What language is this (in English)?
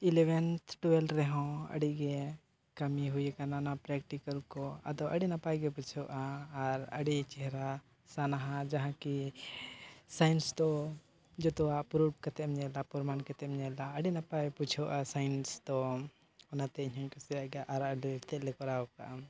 Santali